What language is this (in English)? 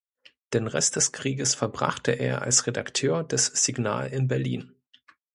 German